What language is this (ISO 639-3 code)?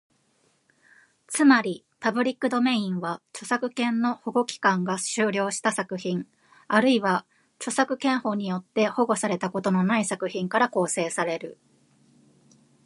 jpn